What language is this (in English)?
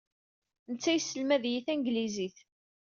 Kabyle